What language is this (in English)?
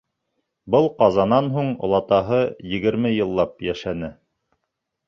Bashkir